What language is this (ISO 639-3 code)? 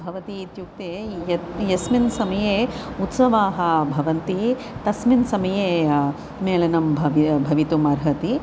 san